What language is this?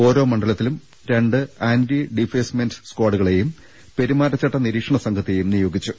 Malayalam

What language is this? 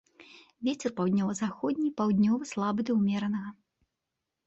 Belarusian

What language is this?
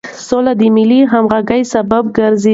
Pashto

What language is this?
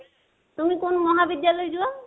Assamese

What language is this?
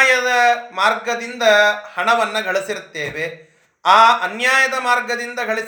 Kannada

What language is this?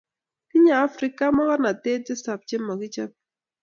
Kalenjin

